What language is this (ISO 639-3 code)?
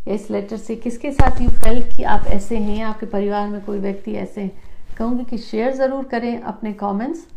hin